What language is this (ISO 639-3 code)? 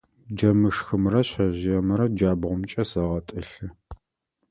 ady